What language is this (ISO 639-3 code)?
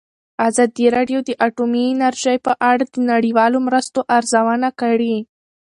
pus